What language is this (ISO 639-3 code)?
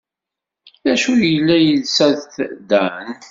kab